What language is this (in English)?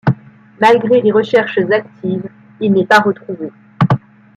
French